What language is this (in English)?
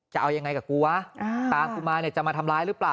Thai